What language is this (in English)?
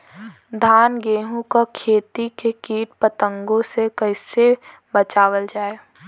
Bhojpuri